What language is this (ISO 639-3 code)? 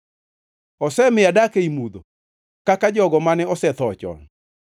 luo